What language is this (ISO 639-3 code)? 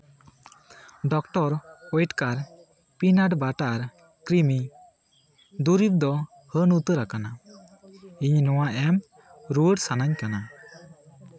sat